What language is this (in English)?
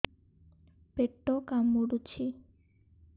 Odia